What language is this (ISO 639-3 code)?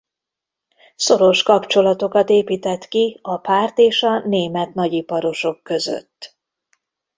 hun